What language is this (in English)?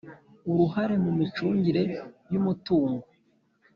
Kinyarwanda